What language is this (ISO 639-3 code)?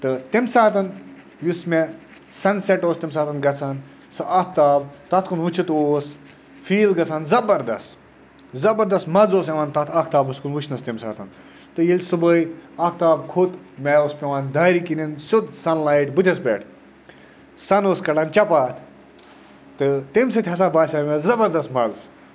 kas